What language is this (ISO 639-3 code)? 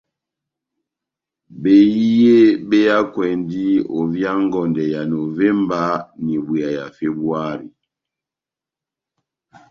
bnm